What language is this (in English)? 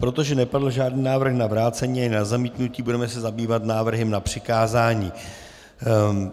Czech